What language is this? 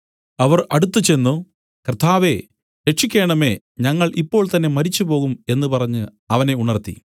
Malayalam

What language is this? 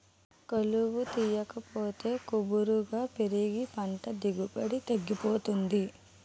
Telugu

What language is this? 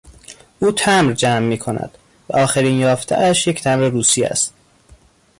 Persian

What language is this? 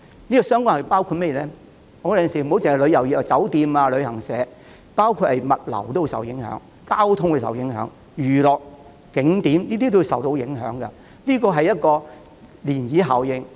Cantonese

